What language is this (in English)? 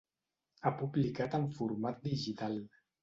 Catalan